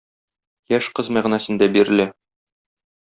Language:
Tatar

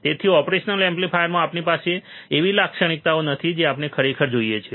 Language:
Gujarati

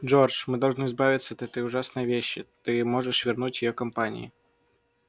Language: Russian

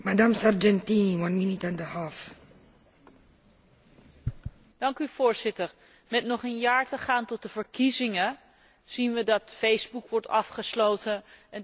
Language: Dutch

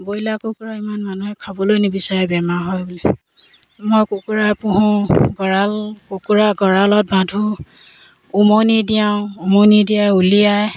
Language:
Assamese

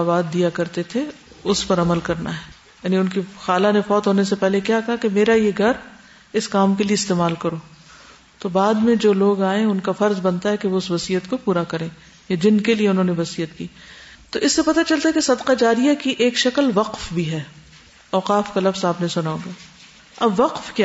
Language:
Urdu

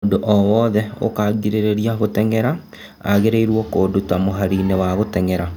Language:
Kikuyu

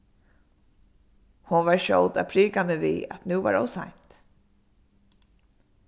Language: Faroese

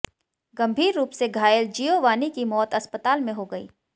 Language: Hindi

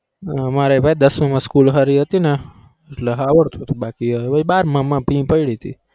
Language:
Gujarati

